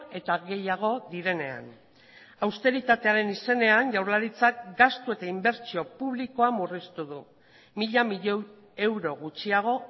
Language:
Basque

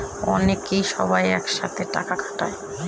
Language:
Bangla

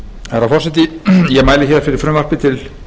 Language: Icelandic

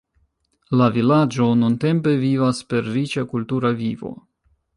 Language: Esperanto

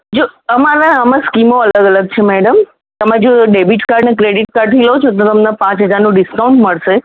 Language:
Gujarati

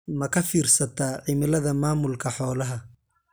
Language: Somali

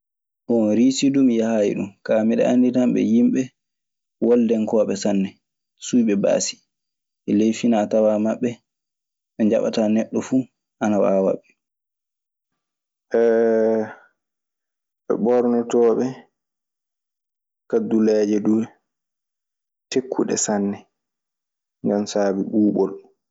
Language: Maasina Fulfulde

